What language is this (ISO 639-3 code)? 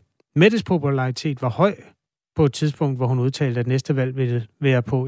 dan